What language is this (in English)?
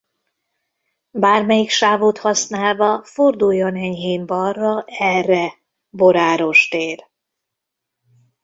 Hungarian